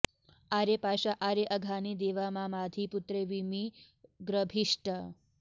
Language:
Sanskrit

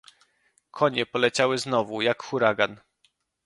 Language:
Polish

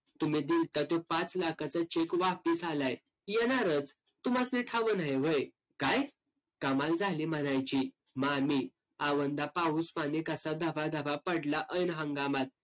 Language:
Marathi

